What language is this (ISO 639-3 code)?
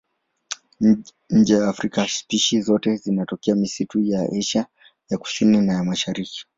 swa